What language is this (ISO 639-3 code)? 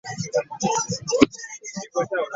lug